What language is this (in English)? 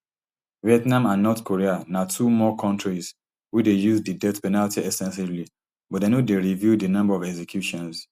Nigerian Pidgin